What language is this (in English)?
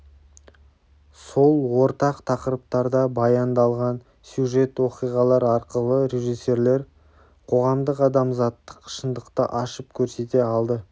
Kazakh